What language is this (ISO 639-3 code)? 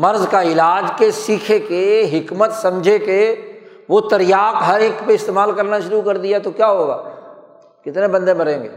urd